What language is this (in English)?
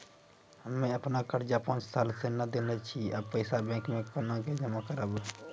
Maithili